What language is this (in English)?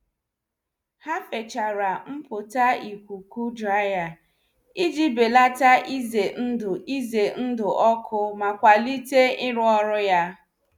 Igbo